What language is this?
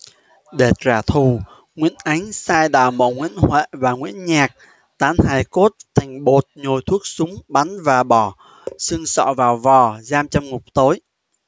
Vietnamese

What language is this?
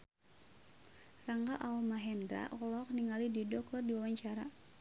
Sundanese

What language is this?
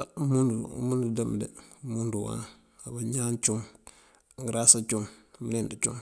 Mandjak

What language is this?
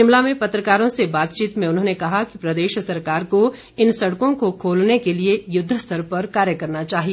Hindi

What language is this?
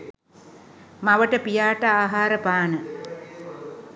Sinhala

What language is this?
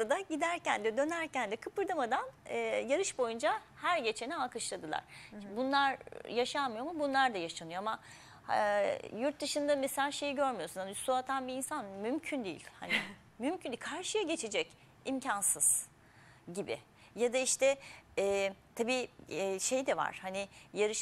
Turkish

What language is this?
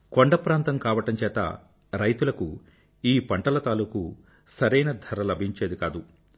Telugu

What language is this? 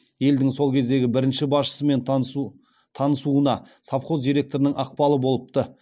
Kazakh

